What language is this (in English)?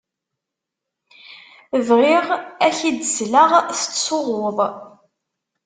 Kabyle